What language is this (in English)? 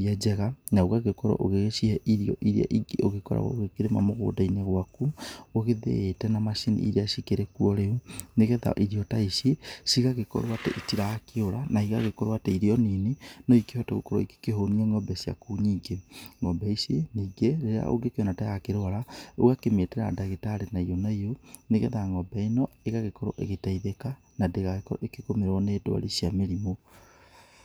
Kikuyu